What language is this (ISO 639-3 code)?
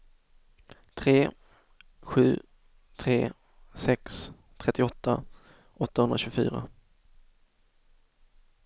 swe